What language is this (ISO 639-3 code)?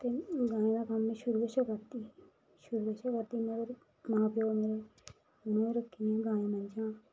doi